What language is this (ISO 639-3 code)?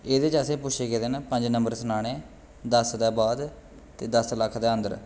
doi